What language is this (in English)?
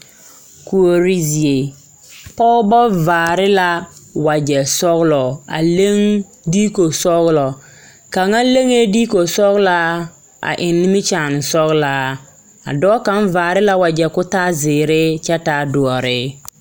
Southern Dagaare